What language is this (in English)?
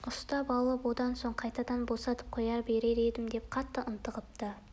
Kazakh